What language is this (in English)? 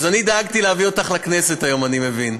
Hebrew